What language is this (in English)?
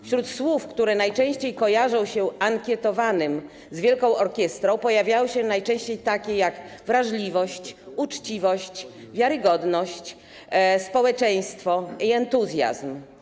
Polish